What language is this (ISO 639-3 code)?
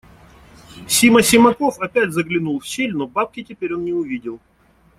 rus